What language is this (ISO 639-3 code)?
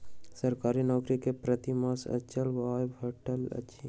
mai